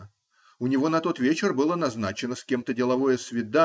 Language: Russian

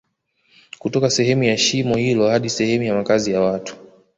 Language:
Swahili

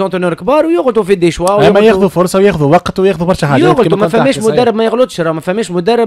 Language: Arabic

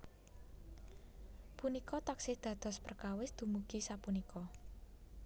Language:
Javanese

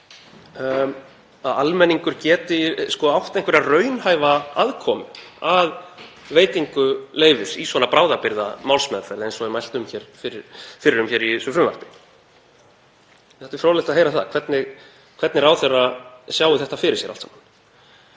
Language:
Icelandic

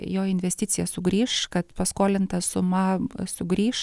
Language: Lithuanian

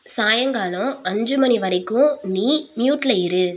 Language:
Tamil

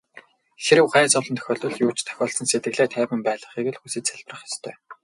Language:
Mongolian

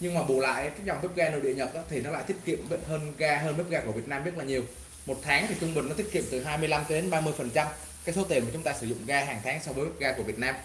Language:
Vietnamese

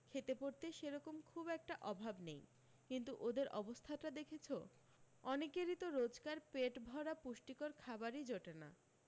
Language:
Bangla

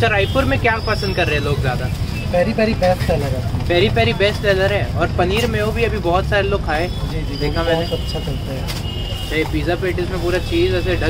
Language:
Hindi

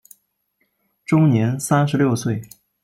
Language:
Chinese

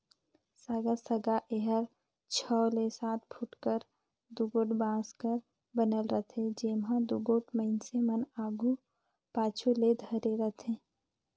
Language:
Chhattisgarhi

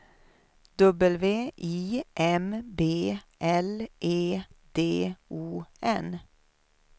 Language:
Swedish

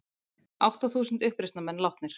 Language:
Icelandic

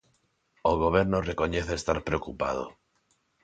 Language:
Galician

